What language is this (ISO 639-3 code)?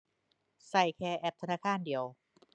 tha